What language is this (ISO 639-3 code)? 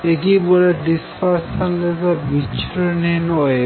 ben